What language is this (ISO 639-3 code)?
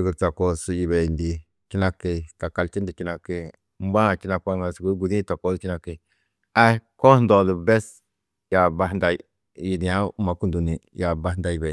tuq